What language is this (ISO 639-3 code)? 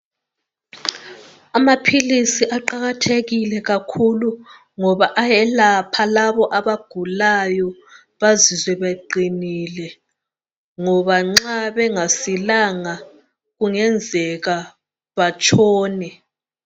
nde